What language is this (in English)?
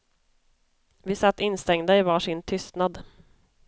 Swedish